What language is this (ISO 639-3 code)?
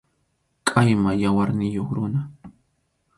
qxu